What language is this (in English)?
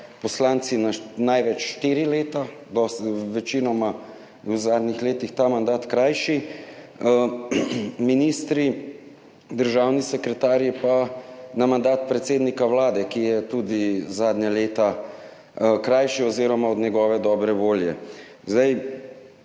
Slovenian